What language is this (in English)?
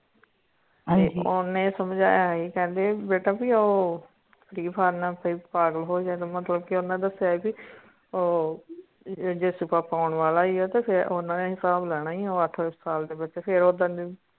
Punjabi